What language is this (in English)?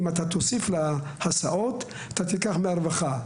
Hebrew